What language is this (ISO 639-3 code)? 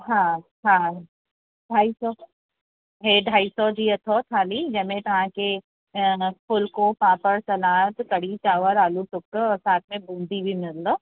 snd